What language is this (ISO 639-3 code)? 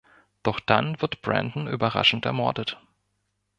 deu